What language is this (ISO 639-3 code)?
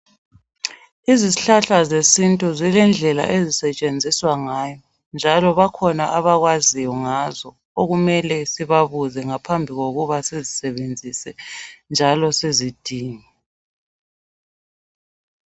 nde